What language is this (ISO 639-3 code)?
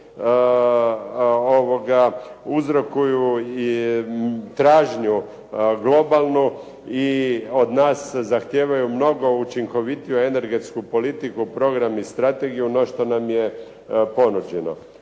hrv